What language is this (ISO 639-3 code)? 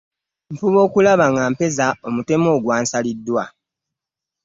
lug